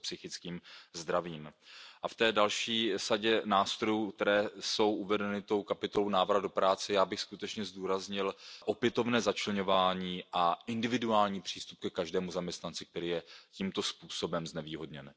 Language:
Czech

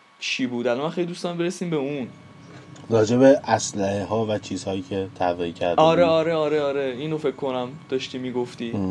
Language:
Persian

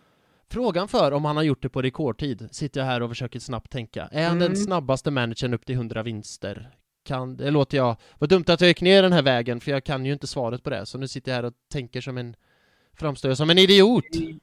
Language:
Swedish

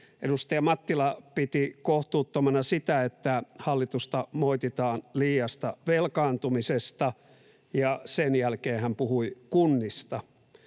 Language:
Finnish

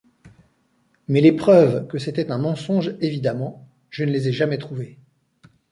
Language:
French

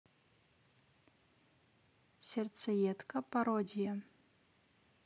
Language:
Russian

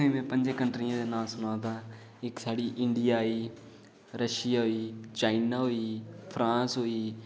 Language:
Dogri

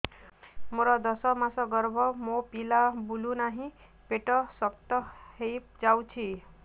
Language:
Odia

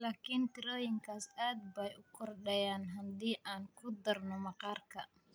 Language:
Somali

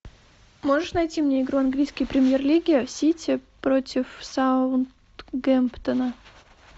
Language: Russian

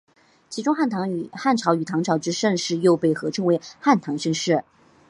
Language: Chinese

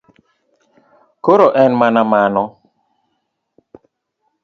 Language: Luo (Kenya and Tanzania)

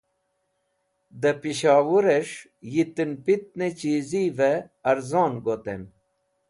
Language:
Wakhi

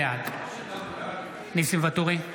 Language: Hebrew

